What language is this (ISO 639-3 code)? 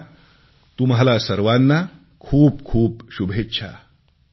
mar